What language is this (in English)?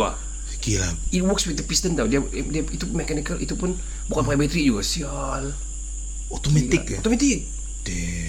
Malay